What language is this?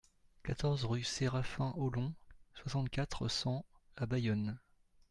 French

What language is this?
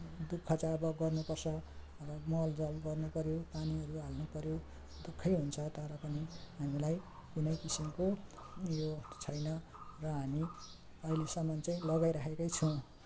Nepali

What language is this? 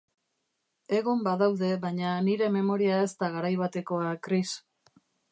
Basque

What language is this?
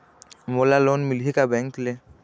Chhattisgarhi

